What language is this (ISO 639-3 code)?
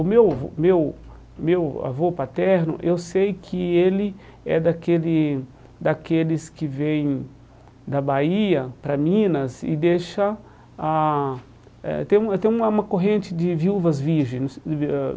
por